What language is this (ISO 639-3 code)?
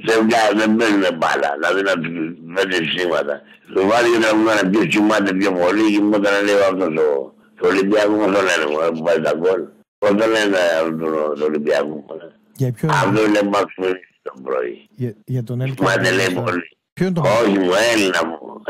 ell